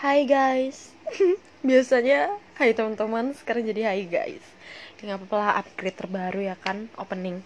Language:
Indonesian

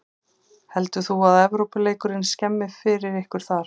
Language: Icelandic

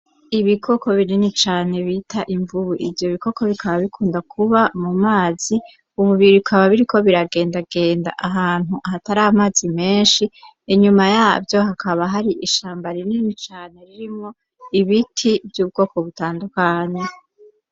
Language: Rundi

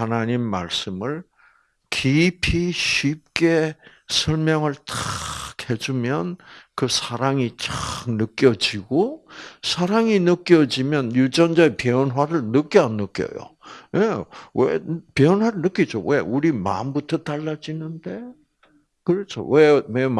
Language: Korean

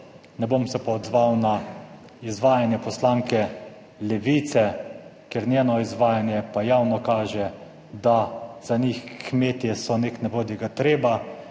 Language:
Slovenian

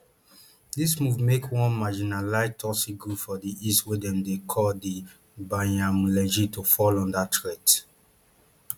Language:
Nigerian Pidgin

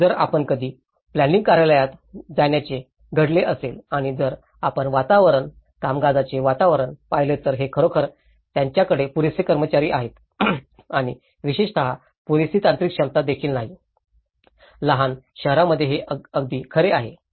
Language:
Marathi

